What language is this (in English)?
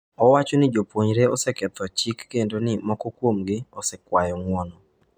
Luo (Kenya and Tanzania)